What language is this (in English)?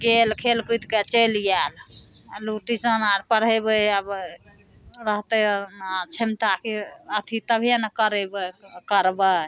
Maithili